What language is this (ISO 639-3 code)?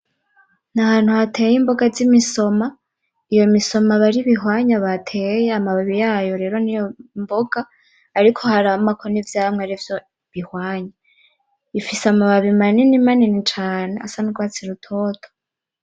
run